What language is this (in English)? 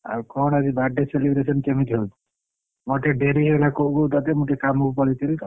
Odia